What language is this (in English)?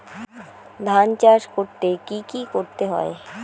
Bangla